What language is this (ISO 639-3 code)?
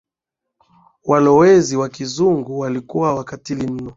swa